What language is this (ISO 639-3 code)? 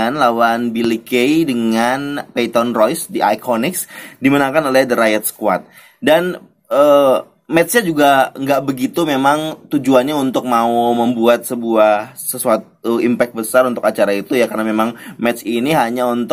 ind